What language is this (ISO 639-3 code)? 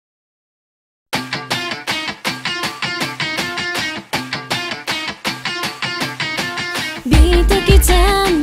kor